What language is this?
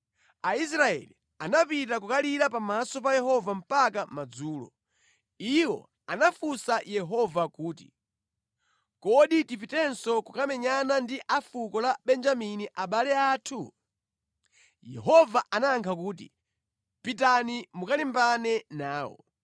Nyanja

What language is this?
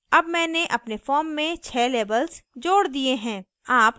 Hindi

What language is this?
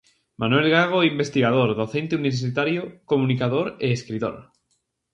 Galician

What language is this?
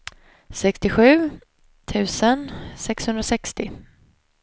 Swedish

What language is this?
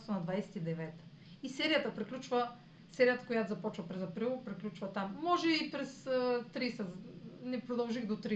Bulgarian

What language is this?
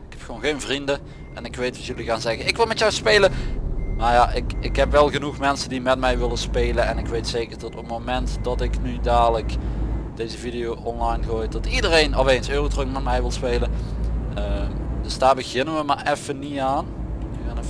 Dutch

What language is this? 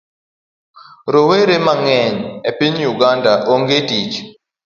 Luo (Kenya and Tanzania)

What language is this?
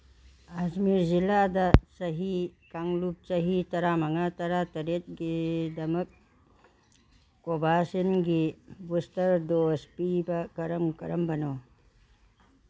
Manipuri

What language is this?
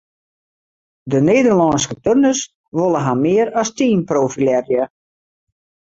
Western Frisian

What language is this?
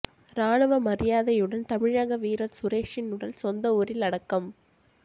Tamil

